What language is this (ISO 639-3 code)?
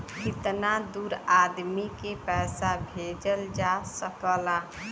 bho